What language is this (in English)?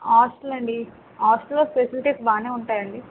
Telugu